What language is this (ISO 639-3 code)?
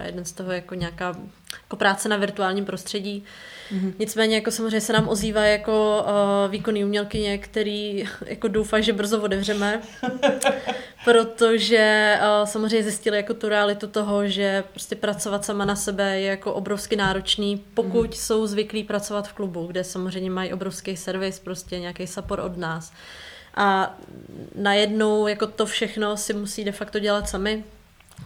ces